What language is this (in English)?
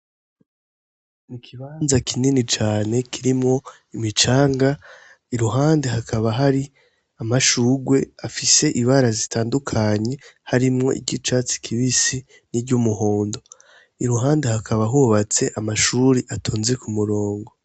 Rundi